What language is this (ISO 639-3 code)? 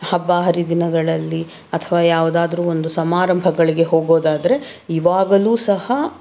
kan